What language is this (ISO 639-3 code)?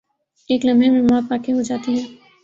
urd